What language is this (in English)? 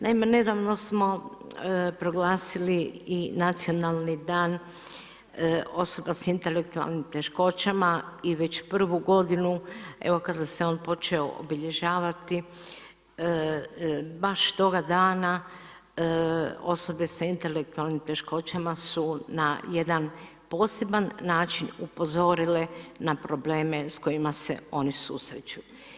Croatian